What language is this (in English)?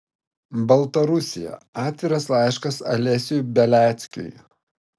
Lithuanian